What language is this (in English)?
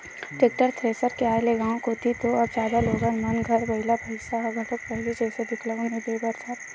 Chhattisgarhi